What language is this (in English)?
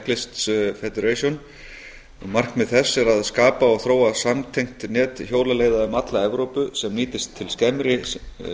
Icelandic